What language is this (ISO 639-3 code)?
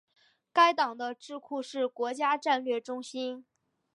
zho